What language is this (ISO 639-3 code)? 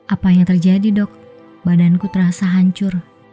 ind